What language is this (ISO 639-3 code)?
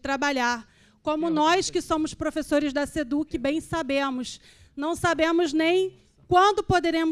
por